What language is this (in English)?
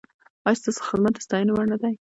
Pashto